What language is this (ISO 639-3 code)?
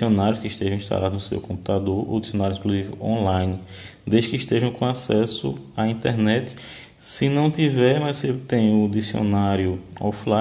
por